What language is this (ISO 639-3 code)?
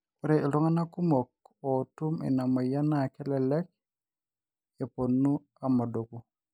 mas